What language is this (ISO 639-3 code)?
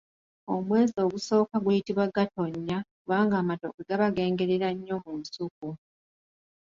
lug